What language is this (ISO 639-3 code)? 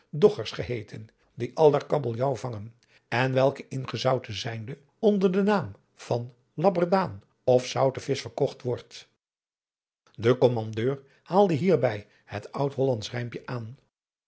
nld